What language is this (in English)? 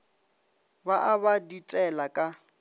Northern Sotho